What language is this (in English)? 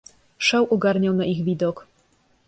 Polish